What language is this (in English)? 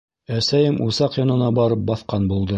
Bashkir